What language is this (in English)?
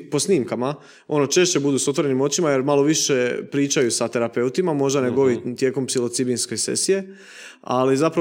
Croatian